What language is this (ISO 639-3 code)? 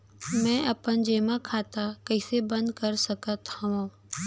hne